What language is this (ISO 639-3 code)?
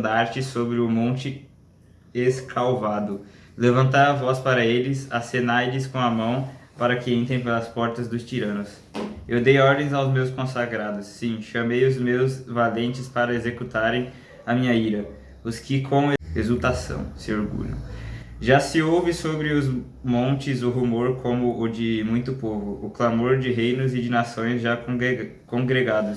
por